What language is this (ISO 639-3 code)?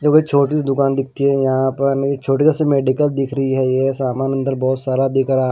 hin